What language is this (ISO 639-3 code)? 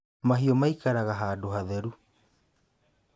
kik